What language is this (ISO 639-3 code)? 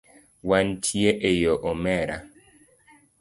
luo